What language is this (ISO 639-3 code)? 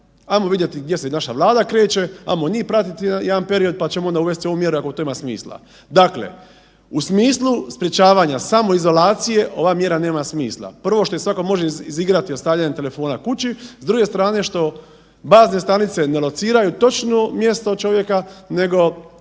hrv